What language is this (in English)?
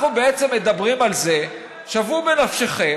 Hebrew